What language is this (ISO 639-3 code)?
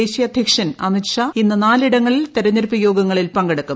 mal